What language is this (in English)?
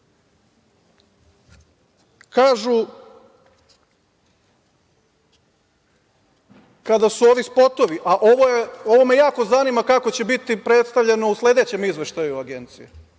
Serbian